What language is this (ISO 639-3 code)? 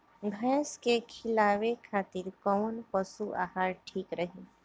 bho